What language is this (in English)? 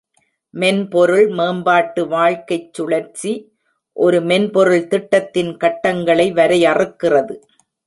Tamil